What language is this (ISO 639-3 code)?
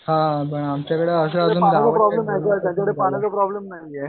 mar